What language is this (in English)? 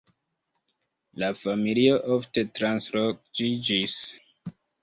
Esperanto